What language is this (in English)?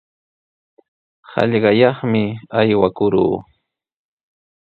Sihuas Ancash Quechua